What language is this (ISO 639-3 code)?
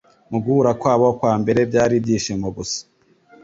kin